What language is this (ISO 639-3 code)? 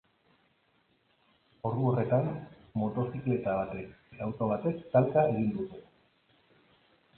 eus